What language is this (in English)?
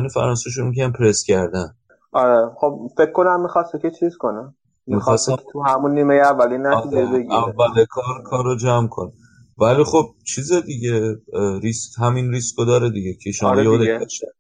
Persian